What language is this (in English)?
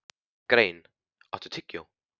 Icelandic